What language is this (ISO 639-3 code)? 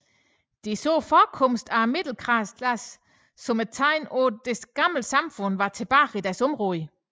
dan